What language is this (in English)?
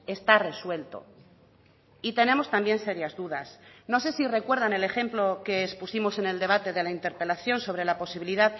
Spanish